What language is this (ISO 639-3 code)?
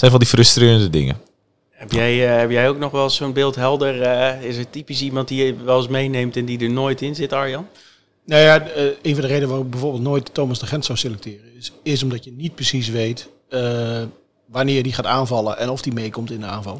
nld